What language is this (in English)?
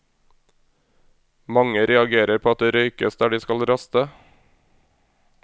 Norwegian